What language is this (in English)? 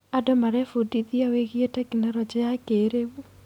Kikuyu